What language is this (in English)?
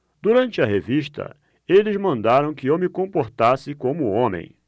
Portuguese